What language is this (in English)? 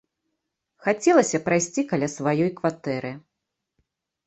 Belarusian